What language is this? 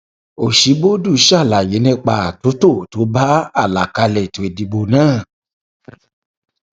Yoruba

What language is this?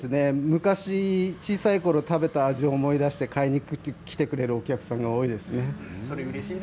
Japanese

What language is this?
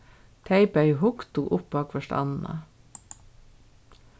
Faroese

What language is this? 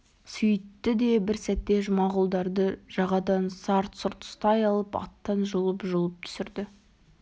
Kazakh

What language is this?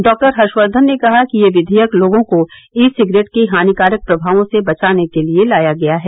Hindi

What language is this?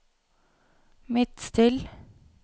Norwegian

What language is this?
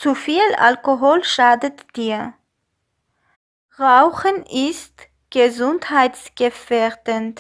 German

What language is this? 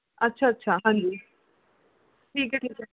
Punjabi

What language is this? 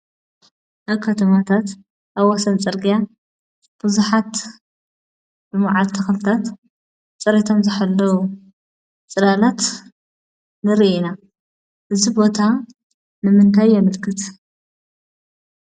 Tigrinya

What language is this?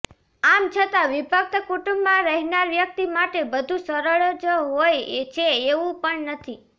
Gujarati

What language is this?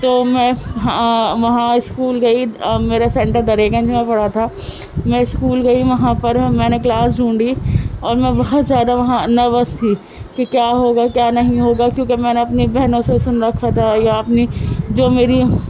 Urdu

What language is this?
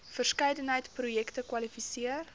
Afrikaans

